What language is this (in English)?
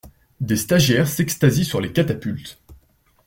French